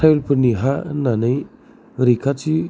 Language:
Bodo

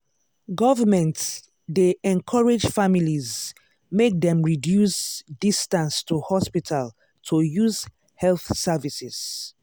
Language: Nigerian Pidgin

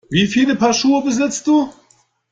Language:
German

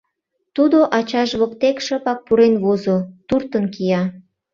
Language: Mari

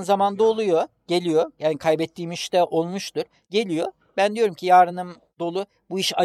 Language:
Turkish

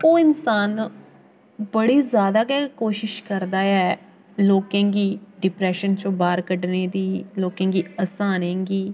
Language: Dogri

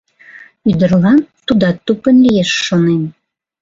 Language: Mari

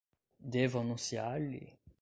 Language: Portuguese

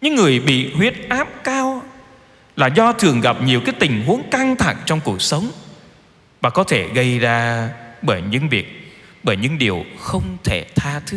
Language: Vietnamese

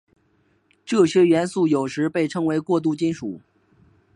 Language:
Chinese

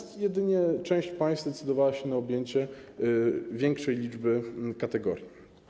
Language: Polish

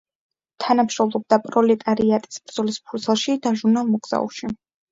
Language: Georgian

